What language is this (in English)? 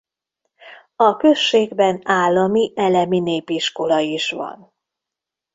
Hungarian